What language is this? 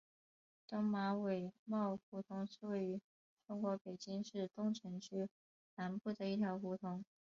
Chinese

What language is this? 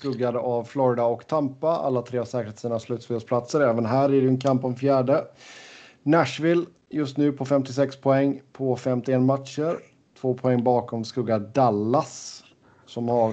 Swedish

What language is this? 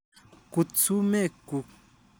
Kalenjin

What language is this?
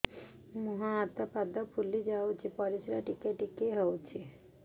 Odia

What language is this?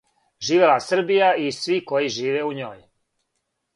Serbian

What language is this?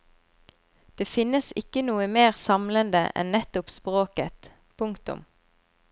Norwegian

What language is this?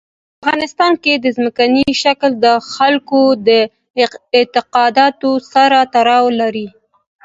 Pashto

